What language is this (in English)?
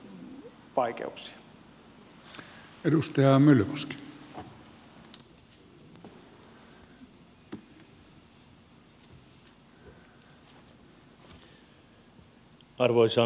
Finnish